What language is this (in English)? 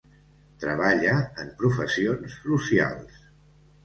Catalan